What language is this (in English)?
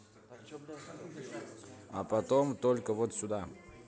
Russian